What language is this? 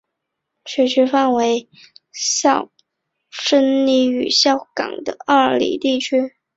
Chinese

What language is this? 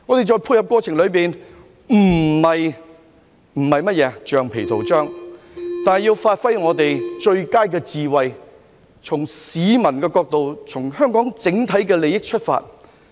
Cantonese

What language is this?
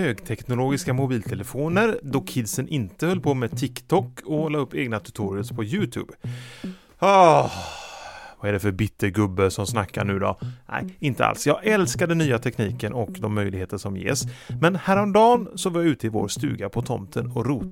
Swedish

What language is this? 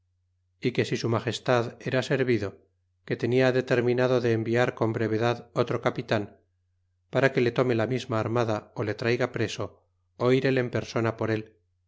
Spanish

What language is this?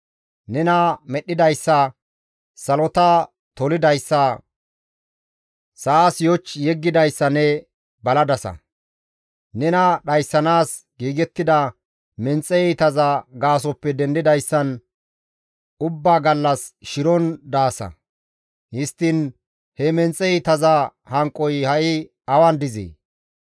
Gamo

